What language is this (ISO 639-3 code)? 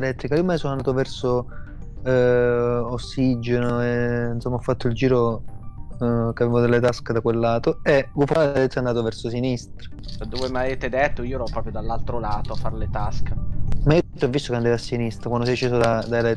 ita